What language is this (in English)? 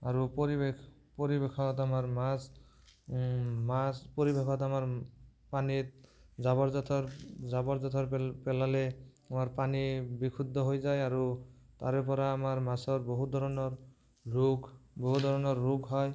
Assamese